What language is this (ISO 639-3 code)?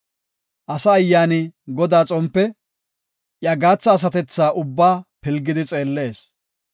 gof